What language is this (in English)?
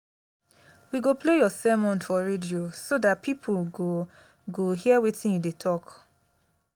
Nigerian Pidgin